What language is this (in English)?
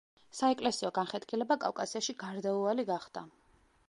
Georgian